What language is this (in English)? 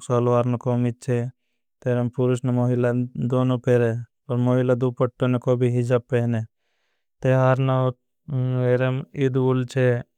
Bhili